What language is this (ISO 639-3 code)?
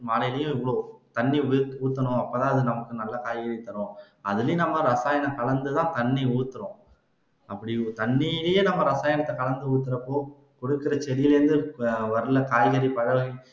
tam